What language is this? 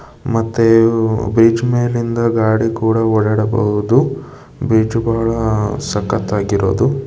Kannada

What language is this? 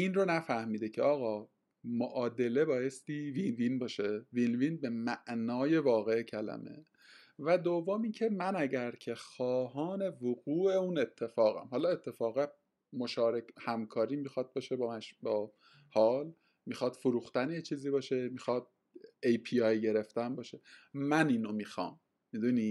Persian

